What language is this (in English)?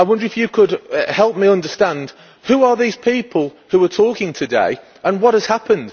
English